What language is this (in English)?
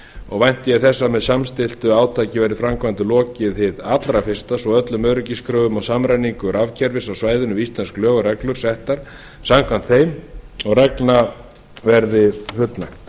Icelandic